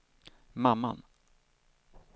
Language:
Swedish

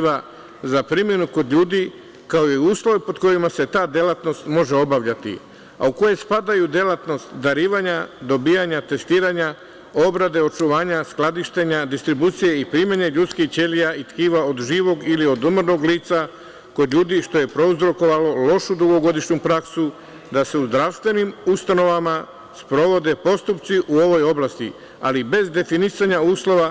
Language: Serbian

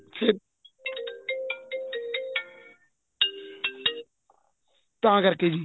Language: Punjabi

